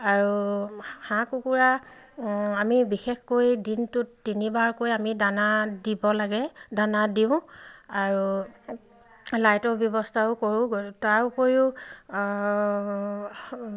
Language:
Assamese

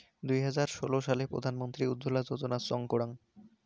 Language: Bangla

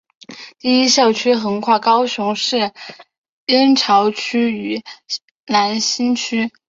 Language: Chinese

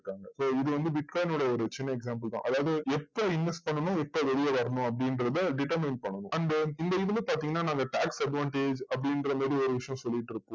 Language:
Tamil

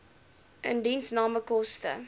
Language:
Afrikaans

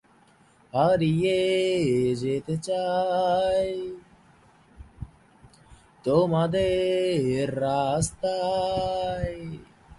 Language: Bangla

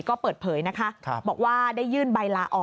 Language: Thai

